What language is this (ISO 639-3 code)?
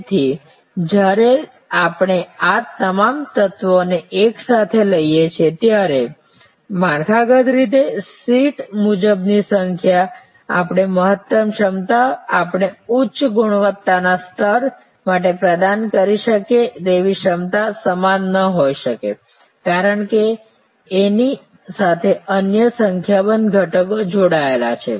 guj